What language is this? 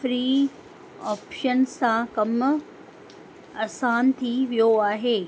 Sindhi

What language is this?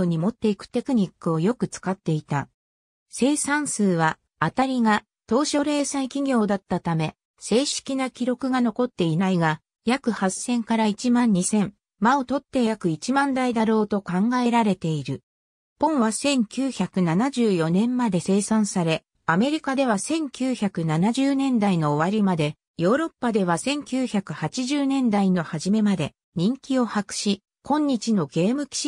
Japanese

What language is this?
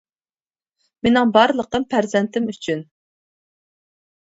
Uyghur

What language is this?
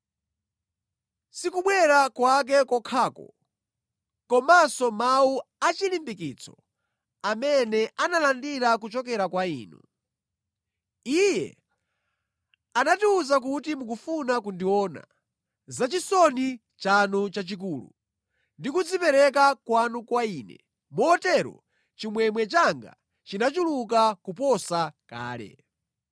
Nyanja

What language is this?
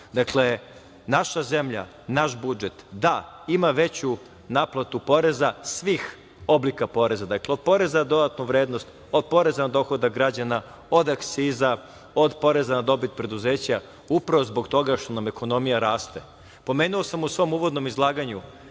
Serbian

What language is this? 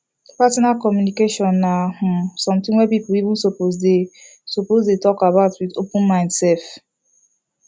Nigerian Pidgin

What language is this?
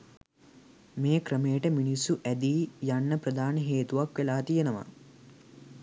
Sinhala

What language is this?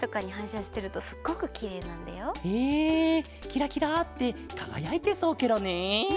Japanese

